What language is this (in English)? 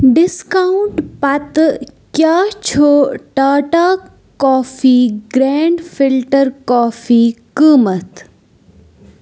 Kashmiri